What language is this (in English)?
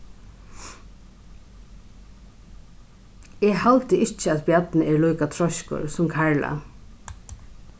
Faroese